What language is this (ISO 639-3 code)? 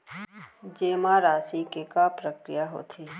hne